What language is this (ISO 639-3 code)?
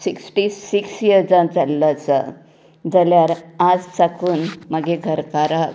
kok